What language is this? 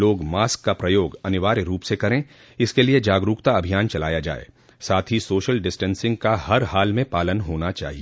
Hindi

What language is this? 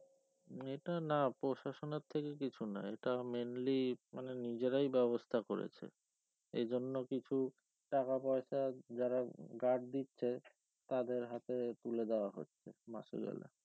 Bangla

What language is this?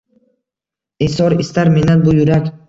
Uzbek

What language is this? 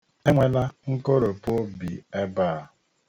Igbo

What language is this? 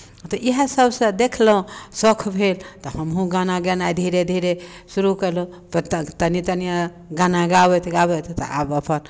Maithili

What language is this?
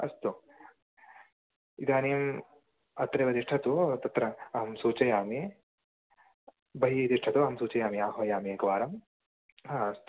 Sanskrit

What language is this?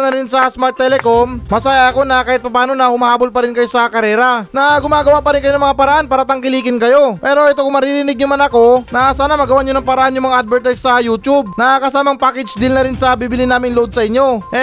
Filipino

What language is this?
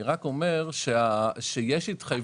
Hebrew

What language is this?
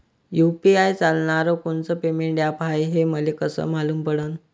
Marathi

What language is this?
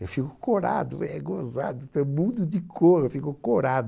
Portuguese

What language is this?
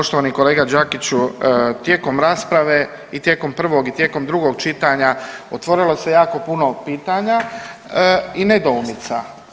Croatian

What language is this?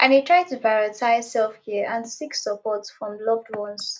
Nigerian Pidgin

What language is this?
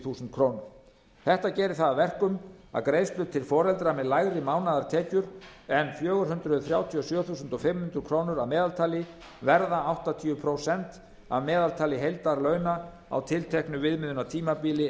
Icelandic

